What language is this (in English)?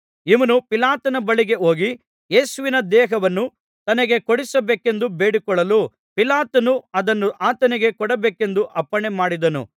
Kannada